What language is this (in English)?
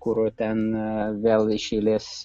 Lithuanian